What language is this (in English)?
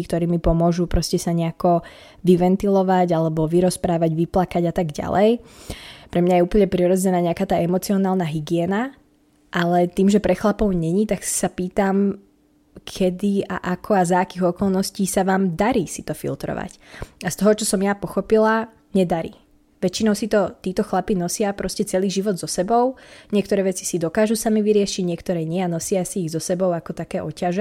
Slovak